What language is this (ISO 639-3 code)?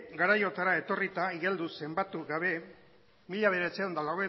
eus